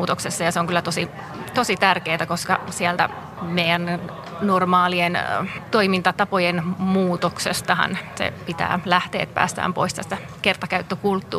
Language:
Finnish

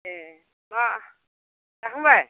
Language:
Bodo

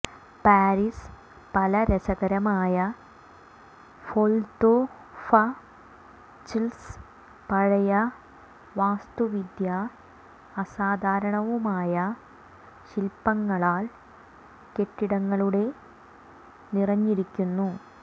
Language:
Malayalam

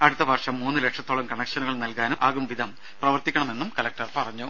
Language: Malayalam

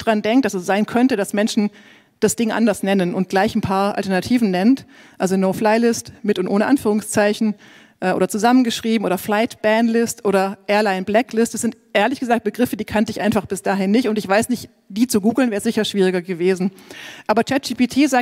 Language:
German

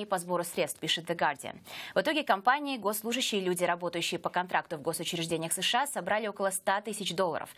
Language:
Russian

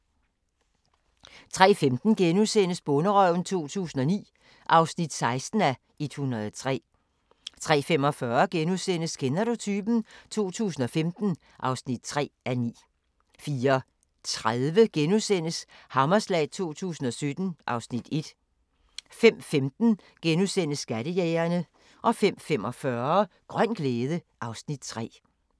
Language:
Danish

